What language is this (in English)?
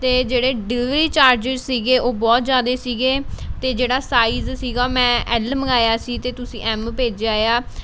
Punjabi